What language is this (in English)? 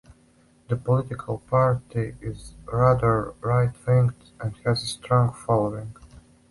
English